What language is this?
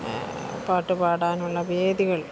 Malayalam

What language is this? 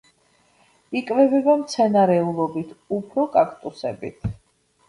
Georgian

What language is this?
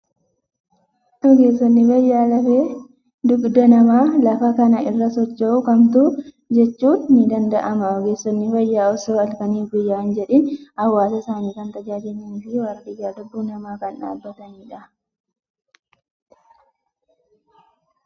Oromo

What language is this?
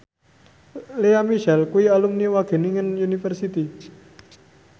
Javanese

